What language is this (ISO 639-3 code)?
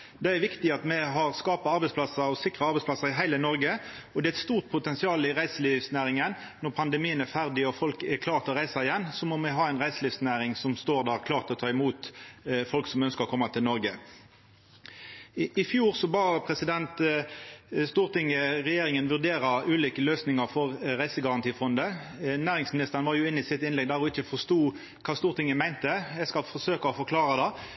nno